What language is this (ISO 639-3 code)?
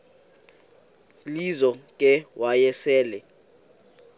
xho